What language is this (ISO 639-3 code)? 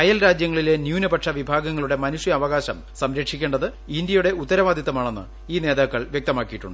mal